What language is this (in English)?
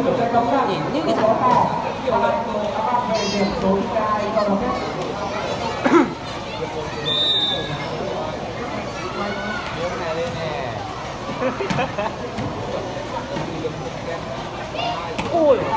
Vietnamese